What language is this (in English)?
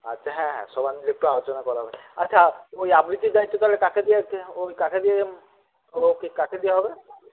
Bangla